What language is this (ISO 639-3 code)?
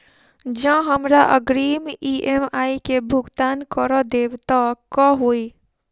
mai